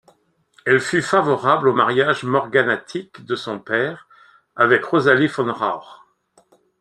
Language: French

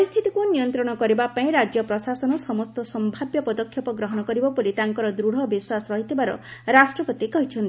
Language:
Odia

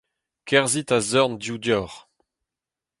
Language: Breton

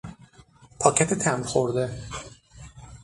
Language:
Persian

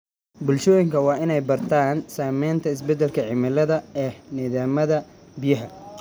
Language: Somali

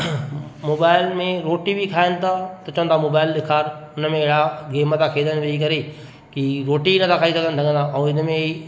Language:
Sindhi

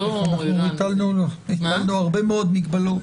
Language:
Hebrew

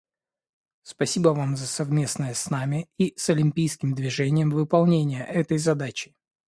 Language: Russian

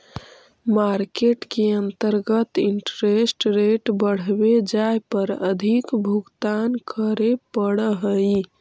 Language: Magahi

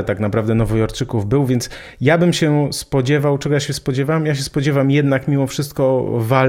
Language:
Polish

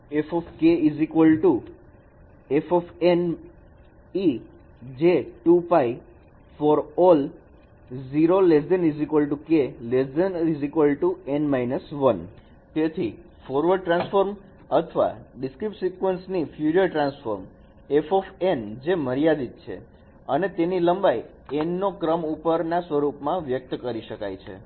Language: Gujarati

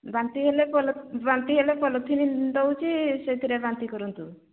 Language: Odia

